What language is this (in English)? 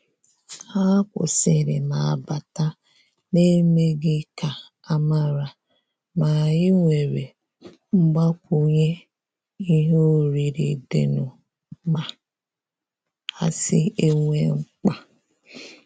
Igbo